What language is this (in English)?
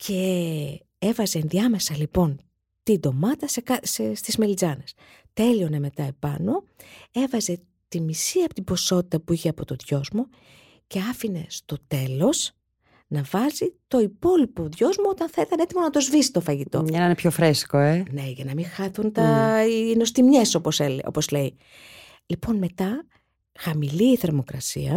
Greek